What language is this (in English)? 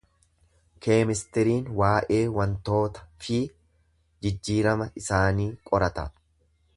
Oromo